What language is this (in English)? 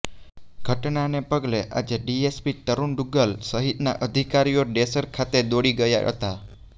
Gujarati